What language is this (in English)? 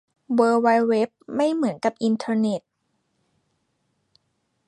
Thai